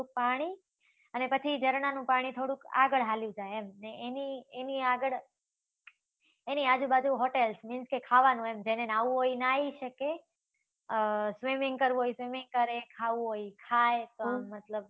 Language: Gujarati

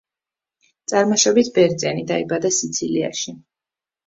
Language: Georgian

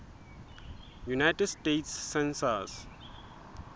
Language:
Southern Sotho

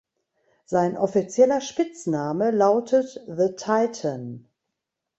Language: German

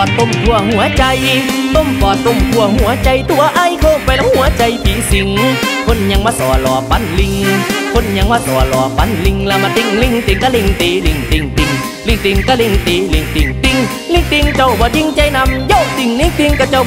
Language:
Thai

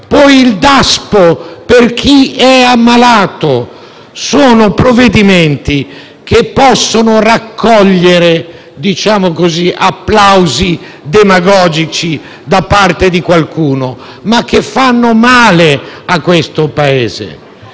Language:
Italian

